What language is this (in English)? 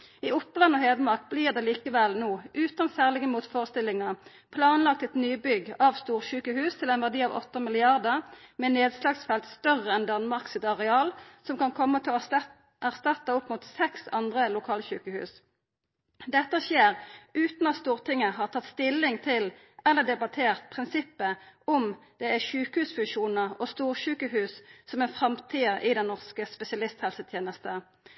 Norwegian Nynorsk